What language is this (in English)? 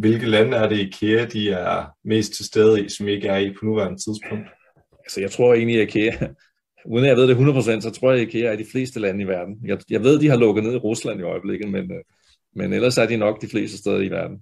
Danish